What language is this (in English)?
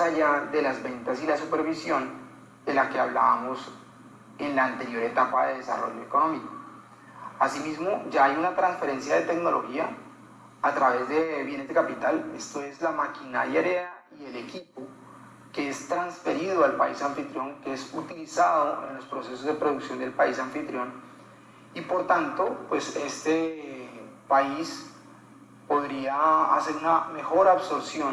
Spanish